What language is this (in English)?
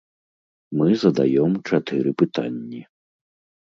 Belarusian